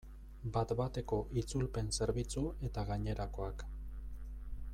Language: Basque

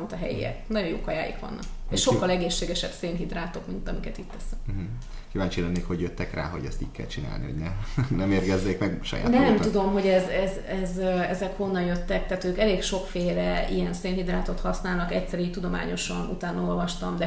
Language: Hungarian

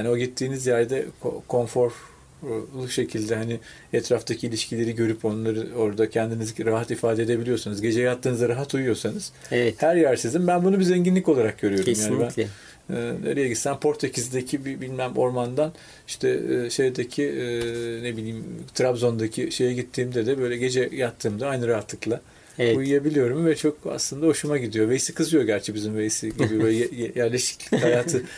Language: Turkish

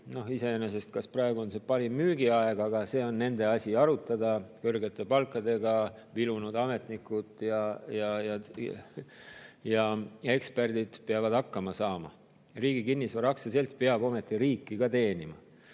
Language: Estonian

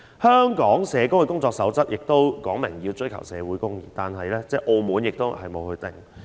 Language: Cantonese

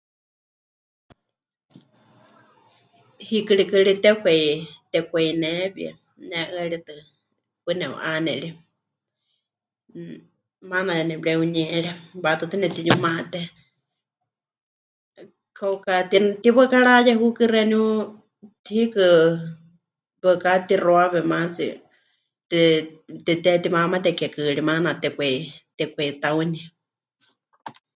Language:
Huichol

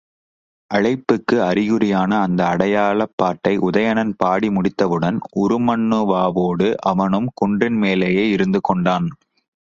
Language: Tamil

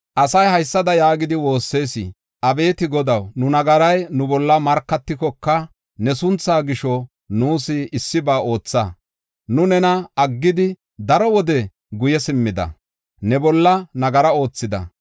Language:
Gofa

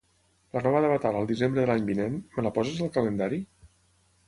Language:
Catalan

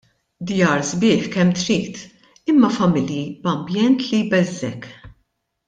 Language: Maltese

